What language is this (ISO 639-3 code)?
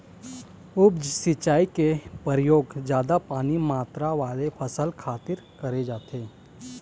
hne